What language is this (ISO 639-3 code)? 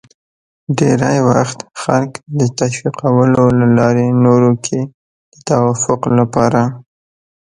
pus